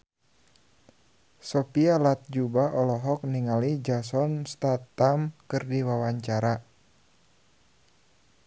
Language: Sundanese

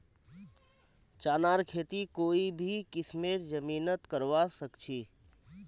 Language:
Magahi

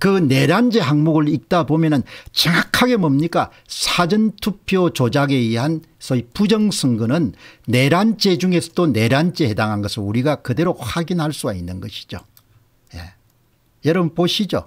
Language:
Korean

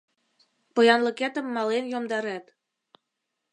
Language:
Mari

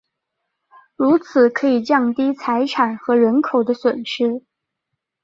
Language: Chinese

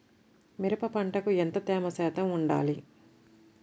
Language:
Telugu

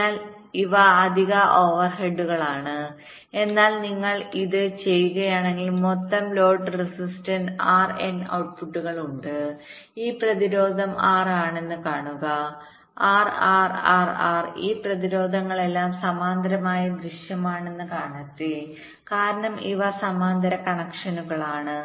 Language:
Malayalam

